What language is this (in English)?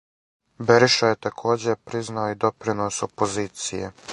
Serbian